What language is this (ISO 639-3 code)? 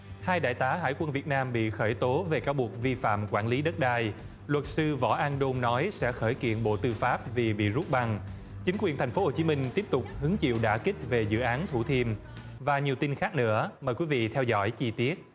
vie